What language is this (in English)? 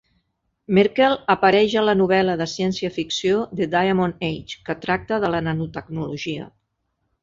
Catalan